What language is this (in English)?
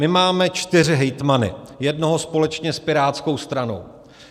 Czech